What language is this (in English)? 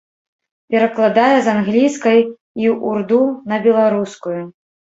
Belarusian